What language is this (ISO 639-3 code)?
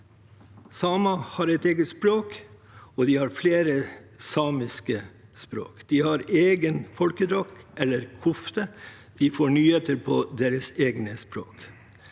nor